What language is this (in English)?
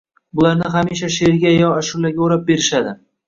Uzbek